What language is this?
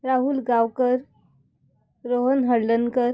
Konkani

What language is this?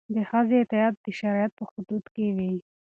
Pashto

